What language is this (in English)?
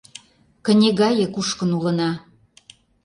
Mari